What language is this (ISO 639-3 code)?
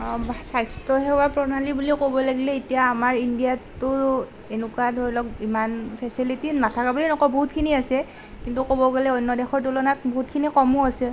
asm